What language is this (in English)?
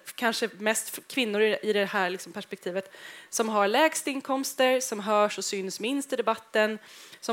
Swedish